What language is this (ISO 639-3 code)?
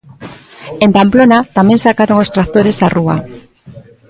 glg